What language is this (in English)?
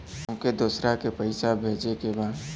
Bhojpuri